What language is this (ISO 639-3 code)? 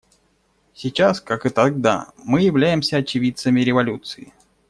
rus